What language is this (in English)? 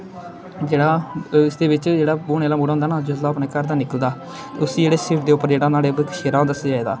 Dogri